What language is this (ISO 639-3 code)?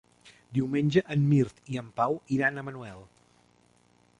cat